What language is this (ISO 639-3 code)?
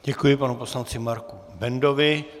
ces